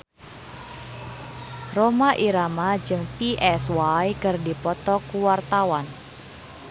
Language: Sundanese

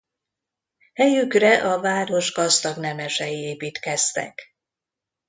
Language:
Hungarian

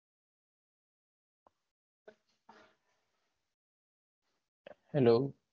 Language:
Gujarati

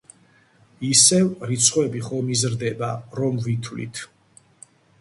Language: Georgian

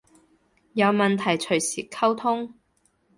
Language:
Cantonese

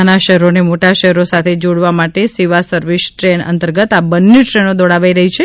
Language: Gujarati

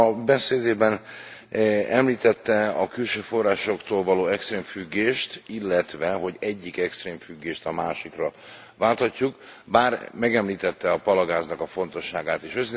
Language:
Hungarian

